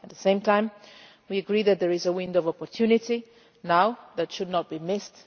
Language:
English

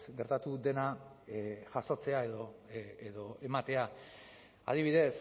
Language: Basque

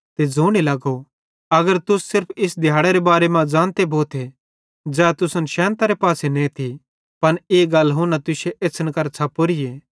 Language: Bhadrawahi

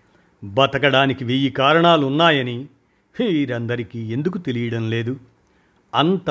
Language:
Telugu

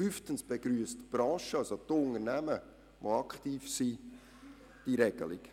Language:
Swiss German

